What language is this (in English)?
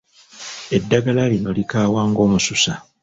Ganda